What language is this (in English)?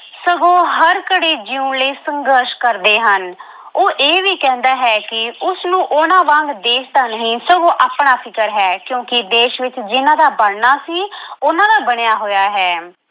Punjabi